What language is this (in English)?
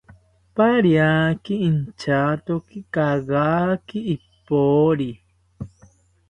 South Ucayali Ashéninka